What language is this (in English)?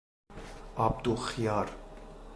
Persian